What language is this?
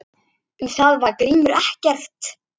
Icelandic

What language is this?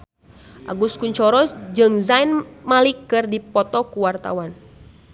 Sundanese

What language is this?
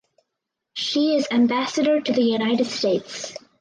English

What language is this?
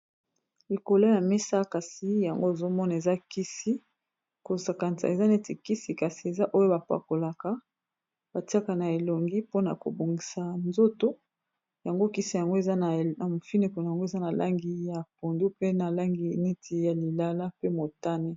Lingala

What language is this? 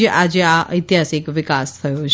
Gujarati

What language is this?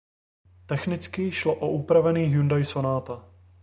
Czech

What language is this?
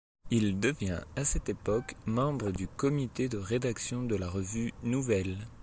French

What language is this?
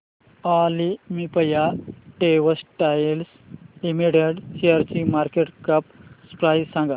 Marathi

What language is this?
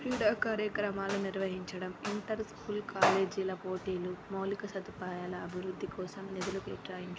Telugu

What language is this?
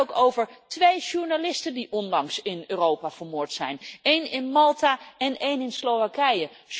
Dutch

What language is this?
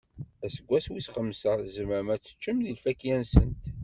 Kabyle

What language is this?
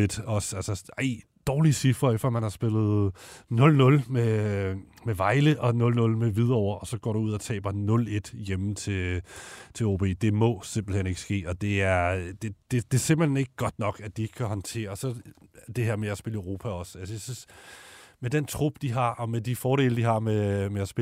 Danish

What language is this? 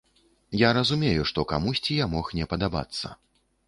Belarusian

